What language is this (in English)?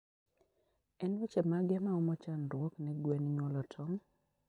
Luo (Kenya and Tanzania)